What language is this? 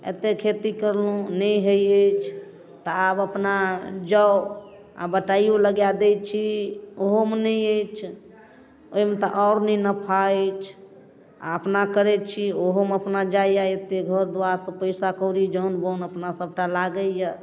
Maithili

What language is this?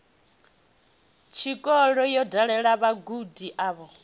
Venda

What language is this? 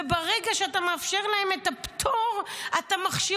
Hebrew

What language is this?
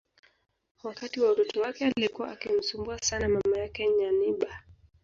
Swahili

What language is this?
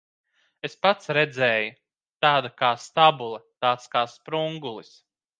Latvian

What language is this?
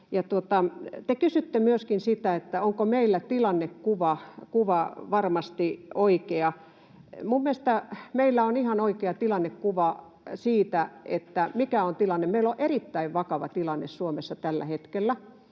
Finnish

